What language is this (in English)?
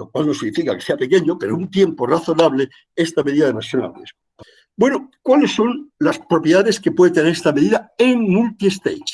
Spanish